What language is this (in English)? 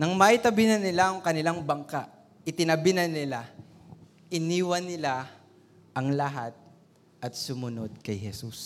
Filipino